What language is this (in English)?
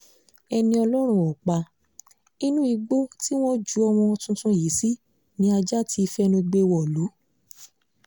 Yoruba